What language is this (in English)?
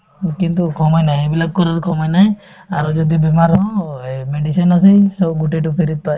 Assamese